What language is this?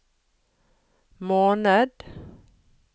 Norwegian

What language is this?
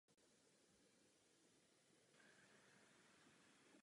Czech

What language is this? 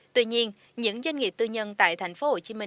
Vietnamese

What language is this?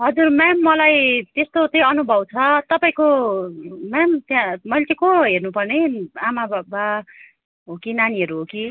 Nepali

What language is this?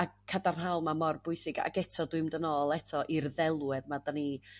Welsh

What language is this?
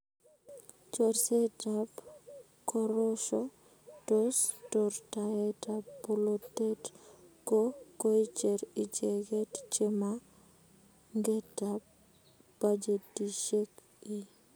Kalenjin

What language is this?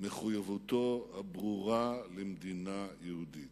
Hebrew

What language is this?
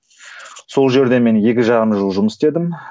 Kazakh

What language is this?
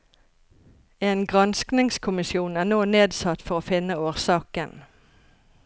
Norwegian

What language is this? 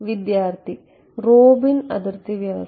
Malayalam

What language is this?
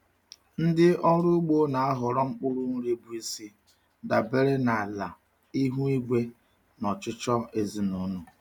Igbo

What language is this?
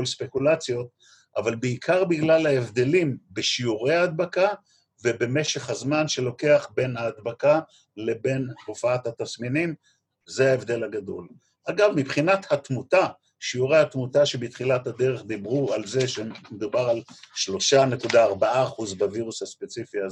Hebrew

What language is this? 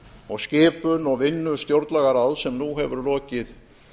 Icelandic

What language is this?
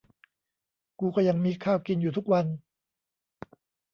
Thai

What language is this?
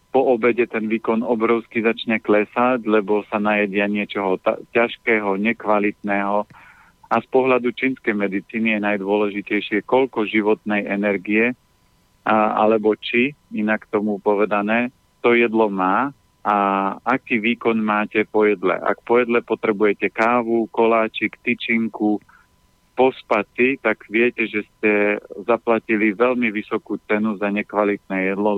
Slovak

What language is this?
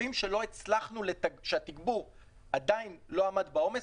Hebrew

